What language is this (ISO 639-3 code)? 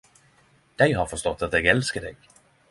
nno